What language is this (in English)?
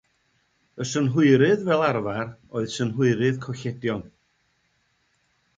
Welsh